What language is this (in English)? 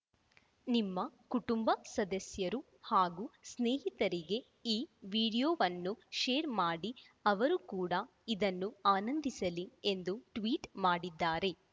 Kannada